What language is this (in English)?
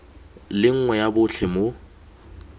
Tswana